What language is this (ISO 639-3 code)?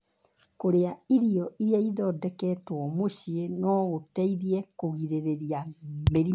kik